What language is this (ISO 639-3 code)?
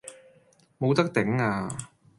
yue